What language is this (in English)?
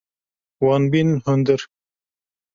Kurdish